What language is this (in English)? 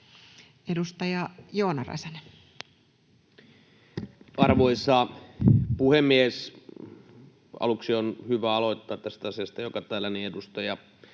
Finnish